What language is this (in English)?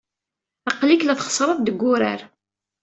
Kabyle